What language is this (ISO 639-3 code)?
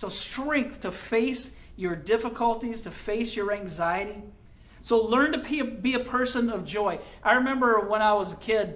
eng